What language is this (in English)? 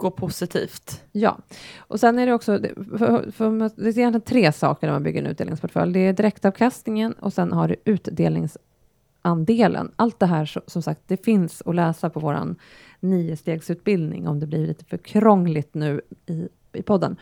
Swedish